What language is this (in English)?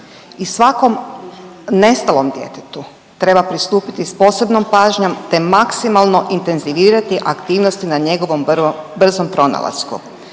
Croatian